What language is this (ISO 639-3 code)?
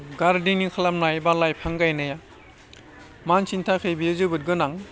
brx